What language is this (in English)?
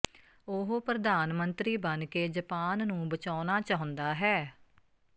Punjabi